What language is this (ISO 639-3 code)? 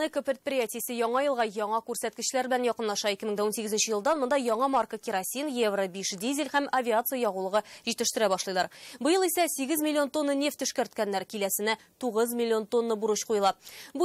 rus